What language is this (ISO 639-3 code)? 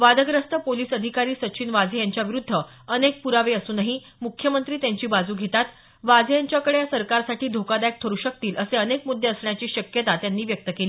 mar